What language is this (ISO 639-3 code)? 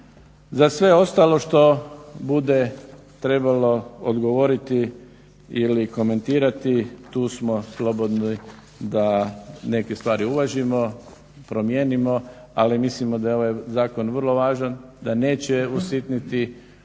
hrv